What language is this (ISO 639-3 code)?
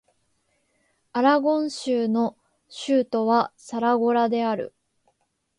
jpn